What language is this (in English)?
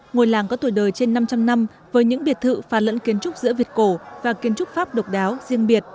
Vietnamese